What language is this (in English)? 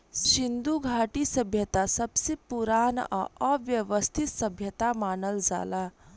Bhojpuri